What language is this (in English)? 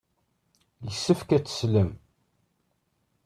Kabyle